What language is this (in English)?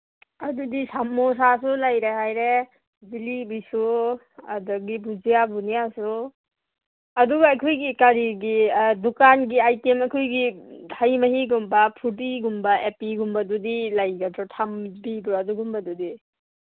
Manipuri